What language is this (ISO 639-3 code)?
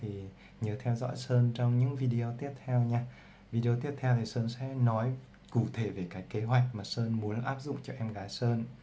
vie